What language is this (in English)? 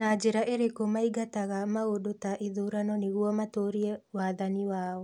Kikuyu